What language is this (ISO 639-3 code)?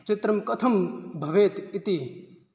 san